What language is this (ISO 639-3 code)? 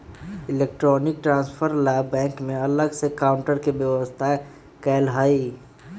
mag